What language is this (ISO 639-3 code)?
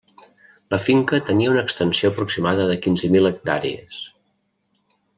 cat